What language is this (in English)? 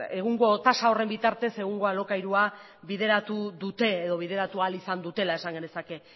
Basque